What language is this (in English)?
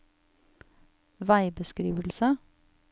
Norwegian